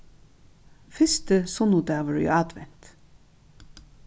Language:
Faroese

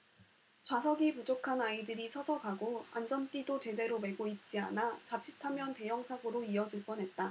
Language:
Korean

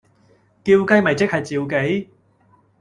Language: Cantonese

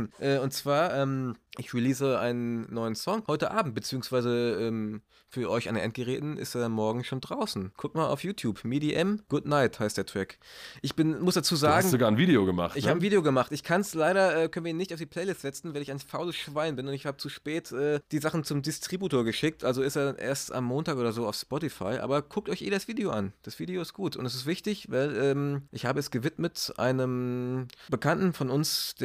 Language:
German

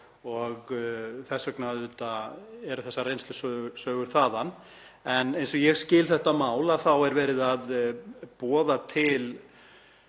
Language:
Icelandic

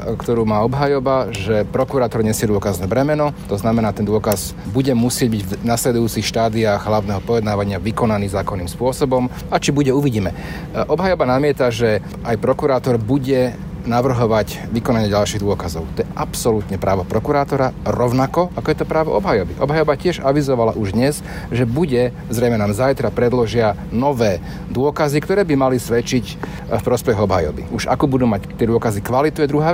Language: Slovak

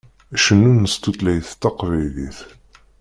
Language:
Kabyle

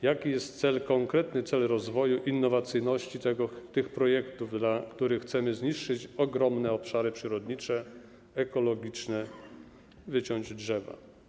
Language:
Polish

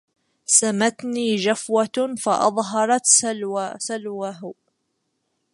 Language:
Arabic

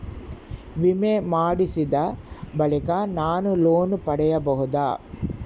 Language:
Kannada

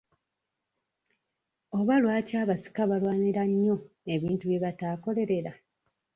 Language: Ganda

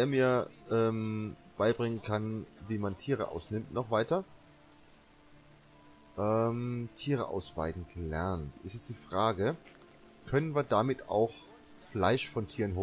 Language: German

